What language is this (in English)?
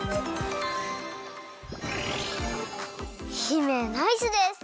Japanese